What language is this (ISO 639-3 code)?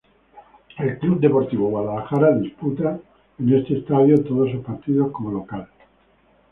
spa